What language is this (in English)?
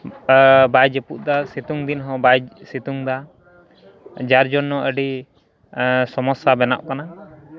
Santali